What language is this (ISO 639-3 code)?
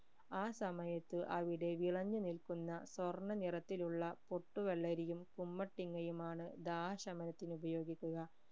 mal